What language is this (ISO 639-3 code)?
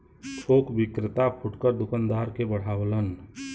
bho